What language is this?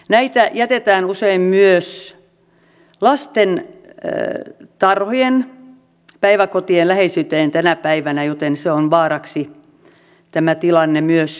Finnish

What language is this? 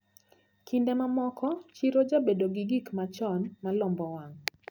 Luo (Kenya and Tanzania)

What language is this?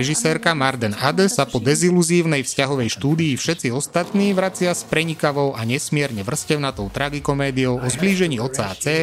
Slovak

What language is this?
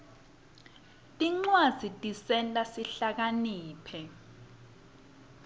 Swati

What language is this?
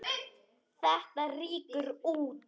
Icelandic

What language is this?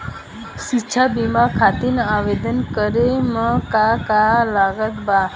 Bhojpuri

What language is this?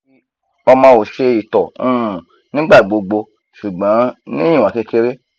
Yoruba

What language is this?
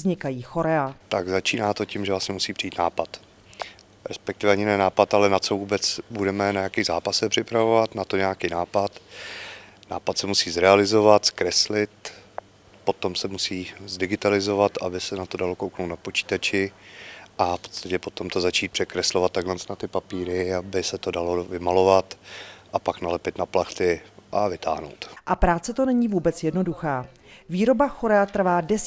Czech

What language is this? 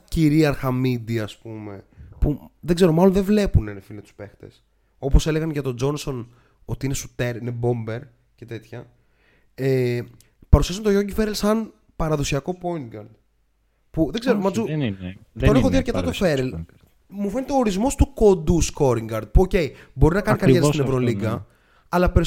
Greek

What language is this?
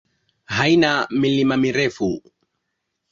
Swahili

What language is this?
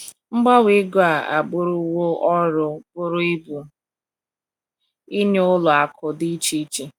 Igbo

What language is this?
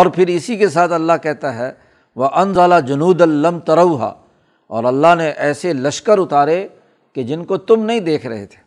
Urdu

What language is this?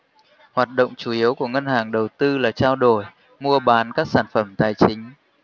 Vietnamese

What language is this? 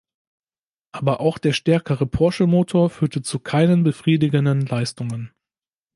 German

